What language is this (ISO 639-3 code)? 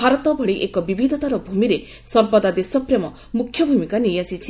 ori